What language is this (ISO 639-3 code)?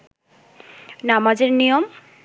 ben